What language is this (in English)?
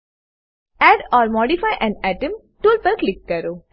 Gujarati